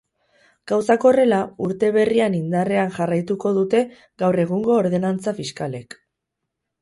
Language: Basque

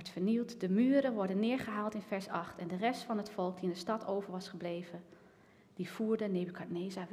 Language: Dutch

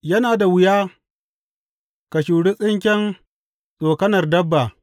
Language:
Hausa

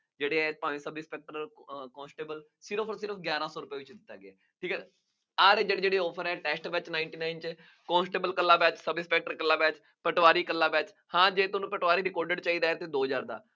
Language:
Punjabi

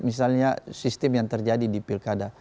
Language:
Indonesian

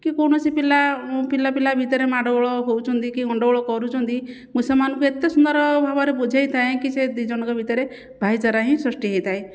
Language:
Odia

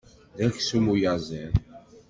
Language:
Kabyle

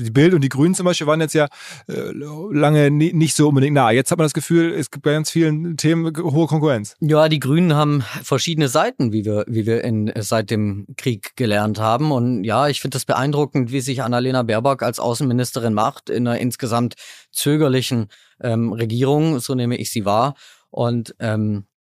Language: German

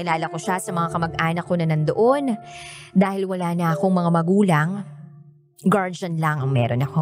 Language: Filipino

